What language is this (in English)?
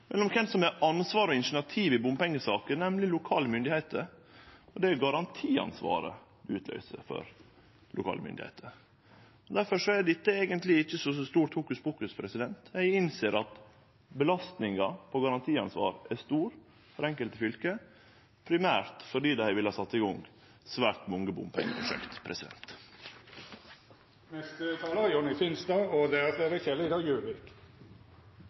Norwegian